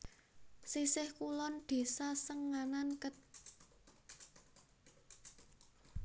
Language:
Javanese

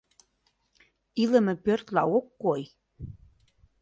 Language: Mari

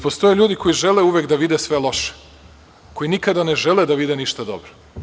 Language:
Serbian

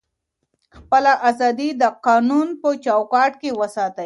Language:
Pashto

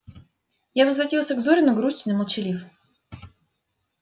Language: Russian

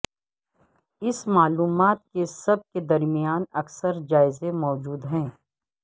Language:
Urdu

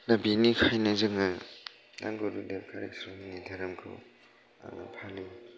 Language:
Bodo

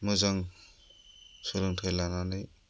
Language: Bodo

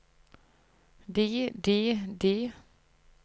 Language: Norwegian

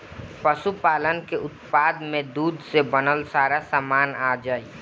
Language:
Bhojpuri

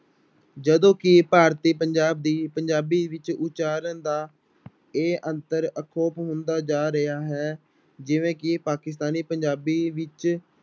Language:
Punjabi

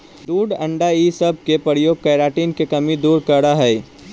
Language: Magahi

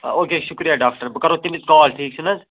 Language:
Kashmiri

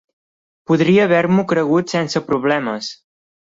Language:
Catalan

